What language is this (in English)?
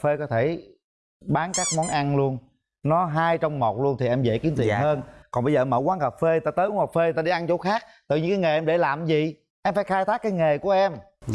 Vietnamese